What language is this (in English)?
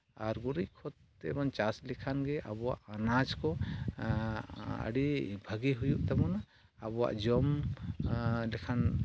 Santali